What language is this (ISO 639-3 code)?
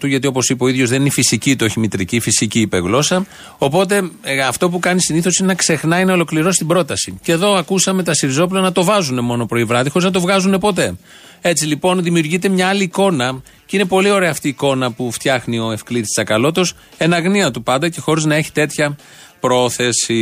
ell